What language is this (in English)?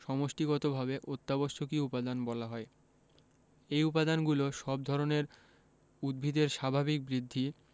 Bangla